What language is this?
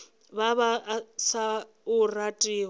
Northern Sotho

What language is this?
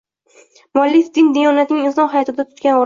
Uzbek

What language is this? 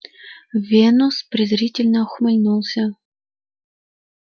Russian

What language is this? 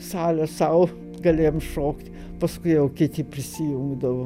Lithuanian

